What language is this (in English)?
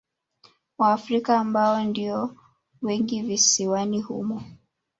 Swahili